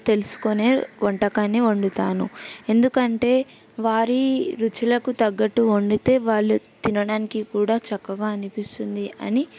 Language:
Telugu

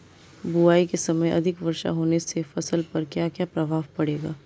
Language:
Hindi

